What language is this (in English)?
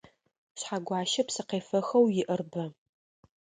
Adyghe